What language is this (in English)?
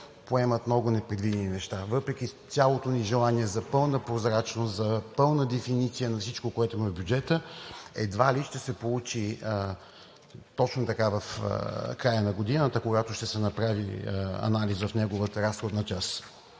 Bulgarian